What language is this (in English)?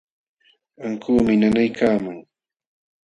Jauja Wanca Quechua